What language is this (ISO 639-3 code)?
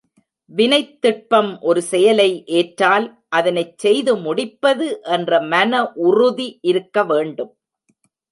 tam